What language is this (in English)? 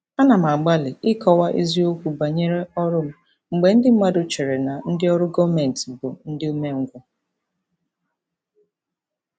Igbo